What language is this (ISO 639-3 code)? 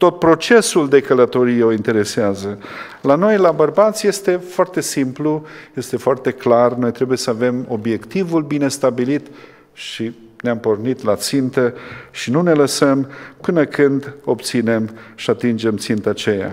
ron